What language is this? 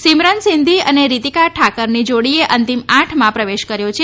Gujarati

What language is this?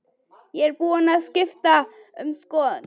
Icelandic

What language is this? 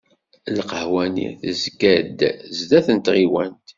Kabyle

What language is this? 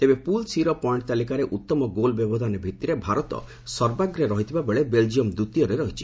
Odia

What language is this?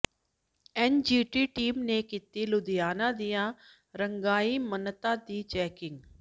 Punjabi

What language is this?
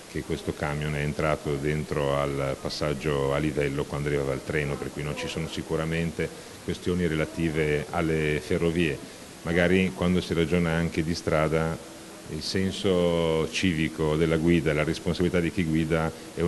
Italian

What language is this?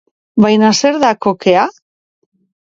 Basque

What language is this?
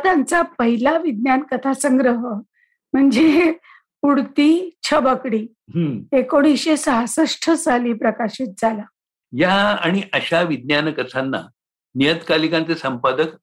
Marathi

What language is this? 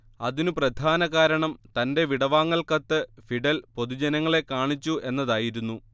Malayalam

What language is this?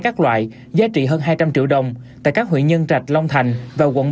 Vietnamese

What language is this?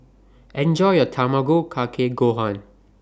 English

